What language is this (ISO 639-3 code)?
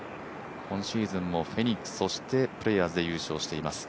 jpn